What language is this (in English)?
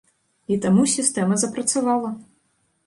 Belarusian